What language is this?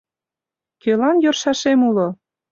Mari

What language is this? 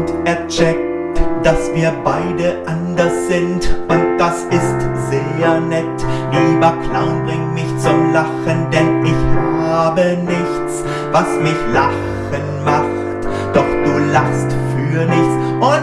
German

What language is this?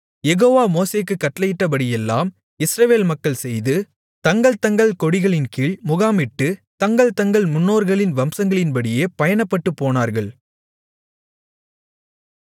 Tamil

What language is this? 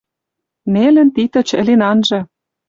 Western Mari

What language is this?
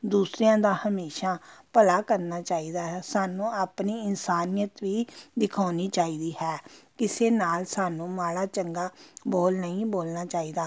Punjabi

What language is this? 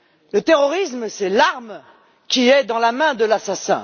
French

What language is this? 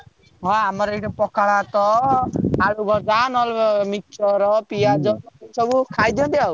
Odia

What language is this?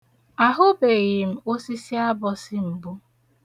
Igbo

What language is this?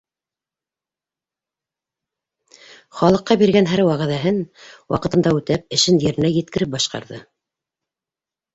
Bashkir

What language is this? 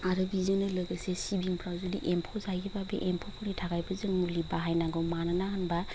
Bodo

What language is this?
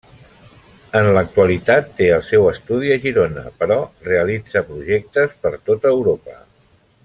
Catalan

